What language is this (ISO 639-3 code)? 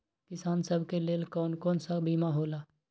mag